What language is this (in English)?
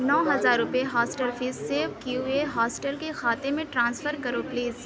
Urdu